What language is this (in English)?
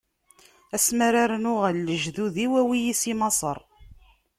Kabyle